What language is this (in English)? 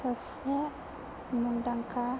Bodo